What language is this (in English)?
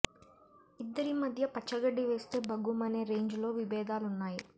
Telugu